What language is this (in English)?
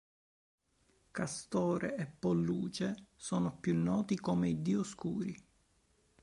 Italian